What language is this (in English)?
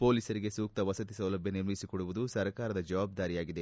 Kannada